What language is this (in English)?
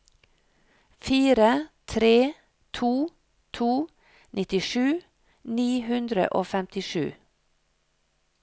Norwegian